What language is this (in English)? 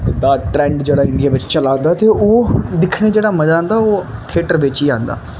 Dogri